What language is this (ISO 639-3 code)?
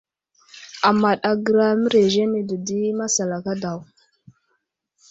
udl